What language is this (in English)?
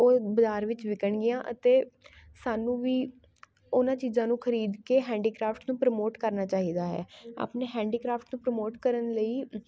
Punjabi